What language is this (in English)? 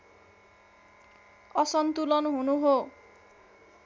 Nepali